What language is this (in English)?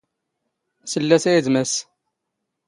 Standard Moroccan Tamazight